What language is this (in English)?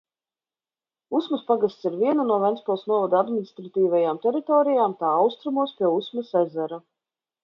Latvian